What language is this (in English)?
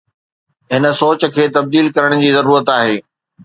Sindhi